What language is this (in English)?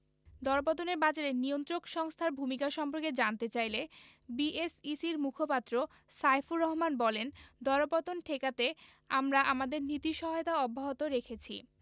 Bangla